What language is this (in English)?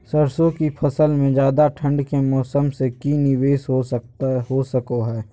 Magahi